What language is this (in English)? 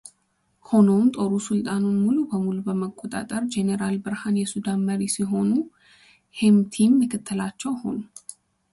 Amharic